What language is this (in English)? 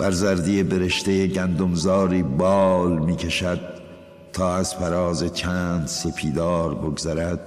Persian